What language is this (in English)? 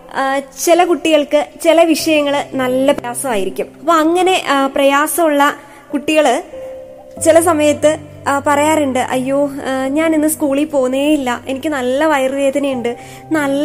Malayalam